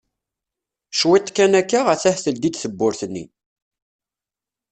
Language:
Kabyle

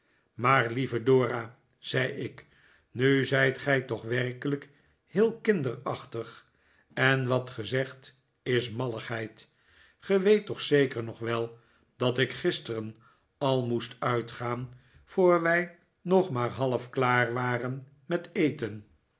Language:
Dutch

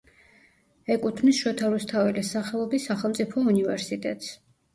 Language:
Georgian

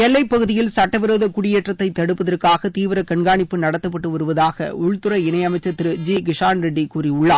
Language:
Tamil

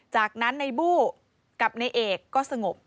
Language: Thai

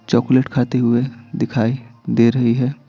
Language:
Hindi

